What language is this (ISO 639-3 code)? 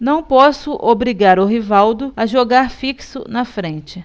por